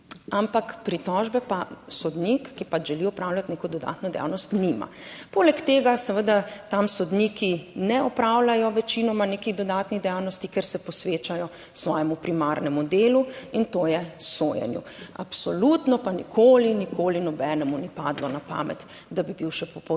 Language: Slovenian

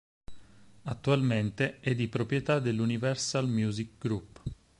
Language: Italian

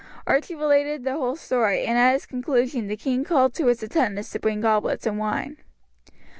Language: English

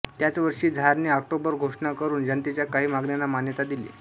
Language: Marathi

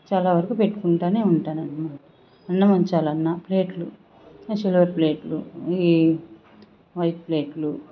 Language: Telugu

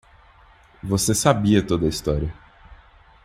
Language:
Portuguese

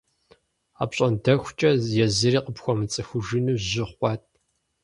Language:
Kabardian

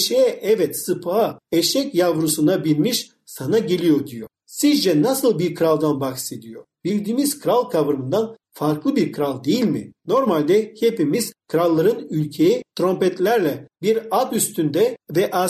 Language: Turkish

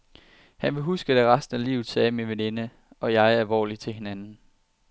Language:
Danish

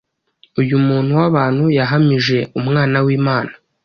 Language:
Kinyarwanda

